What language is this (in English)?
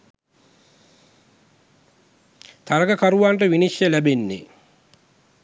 Sinhala